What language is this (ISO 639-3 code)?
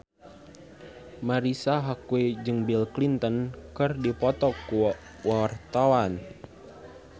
sun